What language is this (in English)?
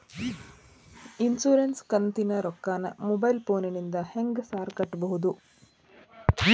Kannada